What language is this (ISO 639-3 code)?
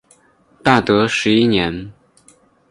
zho